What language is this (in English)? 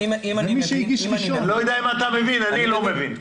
Hebrew